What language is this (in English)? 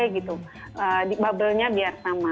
Indonesian